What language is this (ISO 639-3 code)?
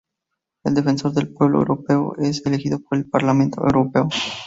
spa